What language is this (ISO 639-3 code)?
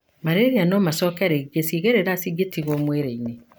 kik